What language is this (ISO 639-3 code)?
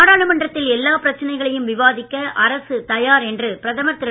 tam